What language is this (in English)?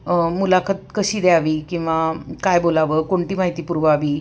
Marathi